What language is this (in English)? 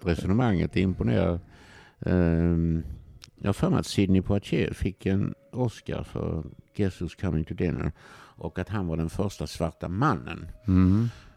Swedish